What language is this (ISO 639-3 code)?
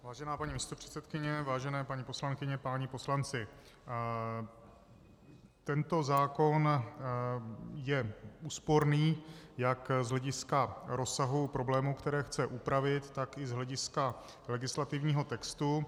ces